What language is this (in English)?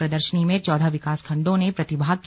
Hindi